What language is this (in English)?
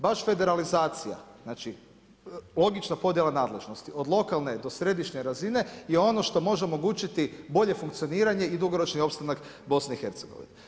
Croatian